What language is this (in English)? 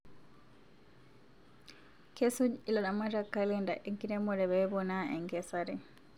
Masai